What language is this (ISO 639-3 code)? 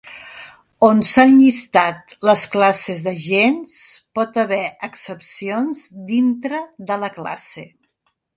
cat